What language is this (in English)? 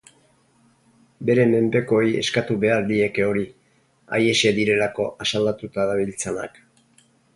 Basque